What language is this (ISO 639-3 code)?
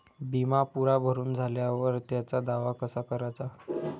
mar